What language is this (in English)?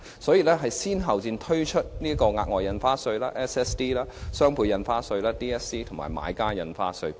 Cantonese